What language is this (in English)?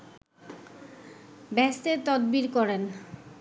Bangla